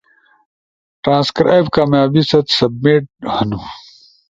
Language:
Ushojo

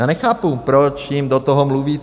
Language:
Czech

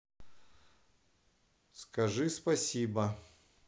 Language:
Russian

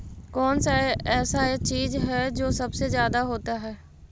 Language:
Magahi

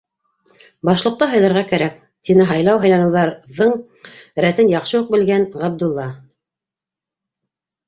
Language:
Bashkir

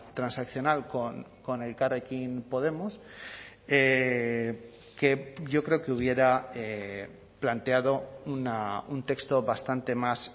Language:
Spanish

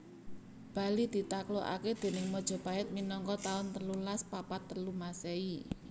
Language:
Javanese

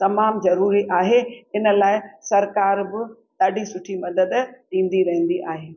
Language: Sindhi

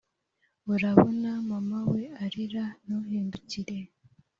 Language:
Kinyarwanda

